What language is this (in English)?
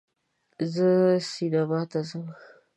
Pashto